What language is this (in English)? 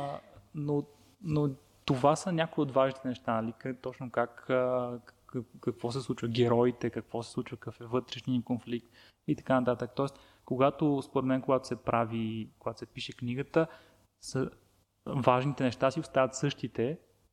Bulgarian